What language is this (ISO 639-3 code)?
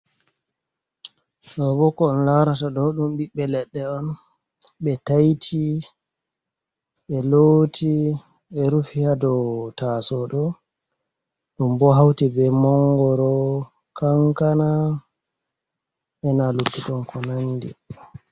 ful